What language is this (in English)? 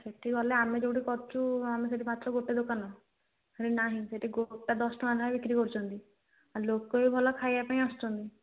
Odia